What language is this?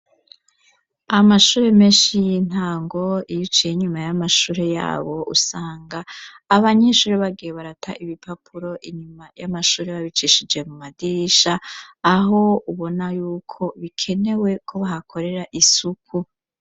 Rundi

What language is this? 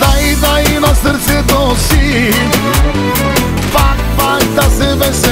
Arabic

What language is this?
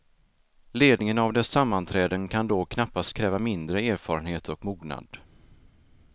Swedish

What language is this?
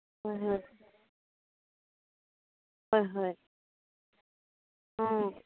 Assamese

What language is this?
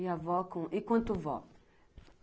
Portuguese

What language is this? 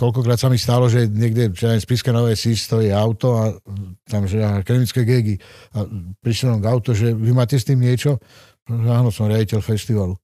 Slovak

